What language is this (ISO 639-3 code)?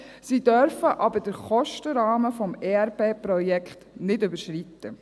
gsw